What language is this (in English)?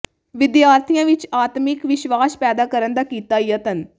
Punjabi